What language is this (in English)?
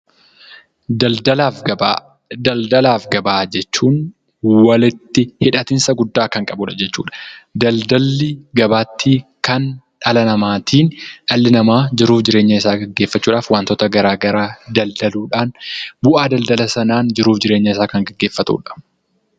Oromo